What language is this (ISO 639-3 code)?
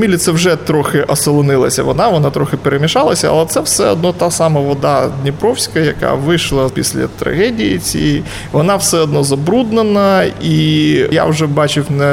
ukr